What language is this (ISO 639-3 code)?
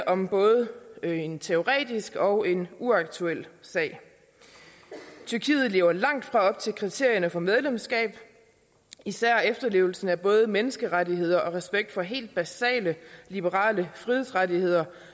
dan